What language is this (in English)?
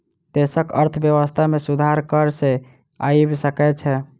Maithili